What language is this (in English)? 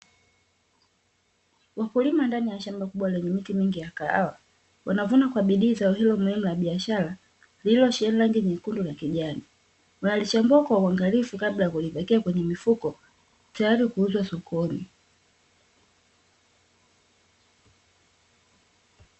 Swahili